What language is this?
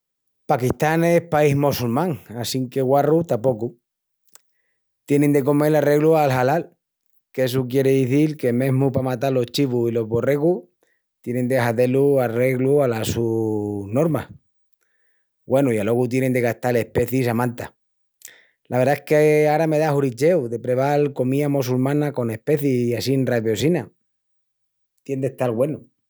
Extremaduran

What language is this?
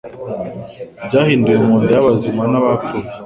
Kinyarwanda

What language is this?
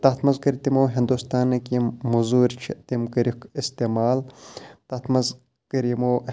Kashmiri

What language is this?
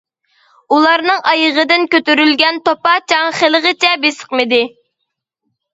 Uyghur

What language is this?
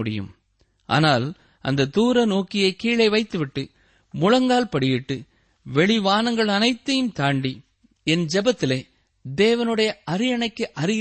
Tamil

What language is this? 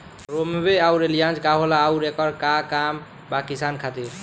Bhojpuri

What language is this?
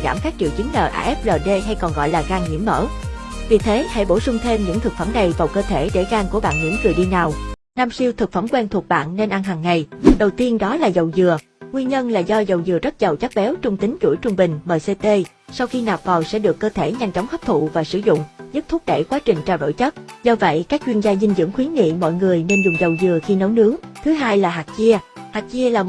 Vietnamese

